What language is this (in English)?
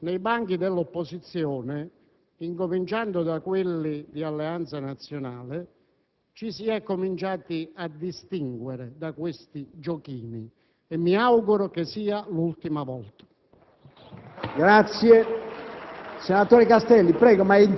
Italian